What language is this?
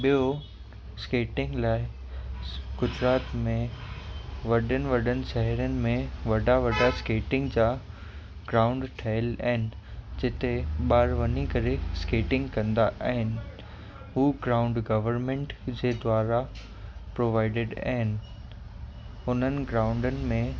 Sindhi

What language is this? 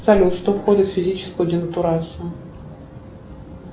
Russian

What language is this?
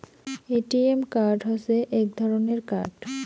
Bangla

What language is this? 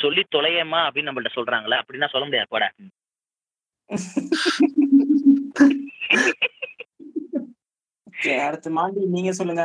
Tamil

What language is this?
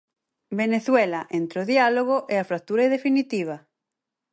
Galician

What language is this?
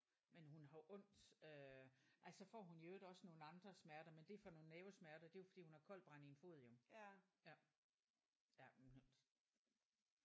Danish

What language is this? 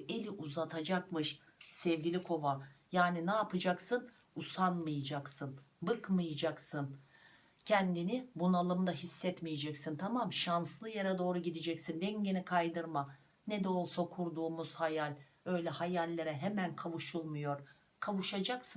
Turkish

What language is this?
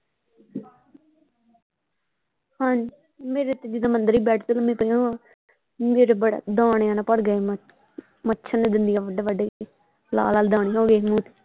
Punjabi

